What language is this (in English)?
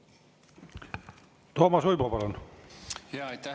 Estonian